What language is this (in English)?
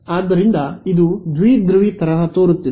Kannada